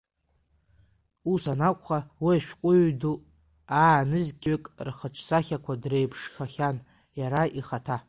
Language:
Abkhazian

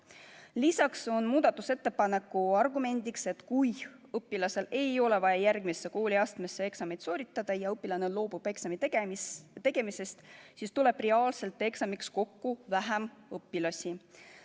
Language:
Estonian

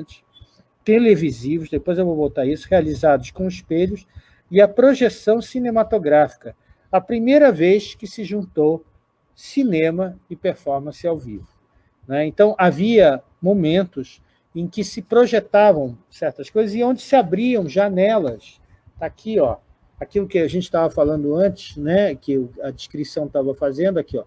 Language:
Portuguese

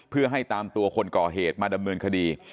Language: Thai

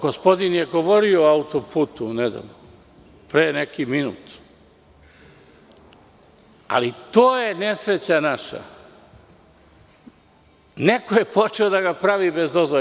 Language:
Serbian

